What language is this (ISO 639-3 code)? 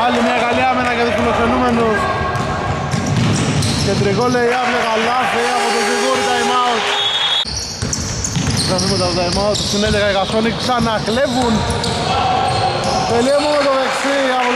ell